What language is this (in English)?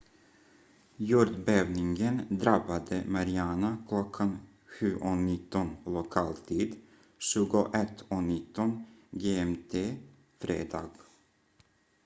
Swedish